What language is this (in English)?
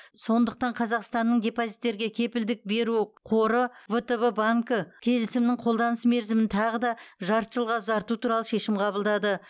Kazakh